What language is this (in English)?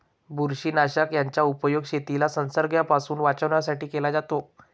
Marathi